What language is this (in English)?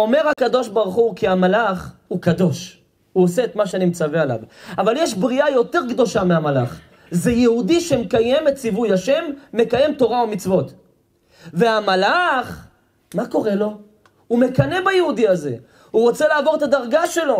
Hebrew